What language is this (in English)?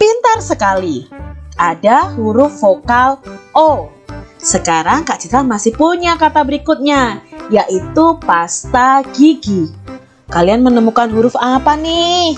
Indonesian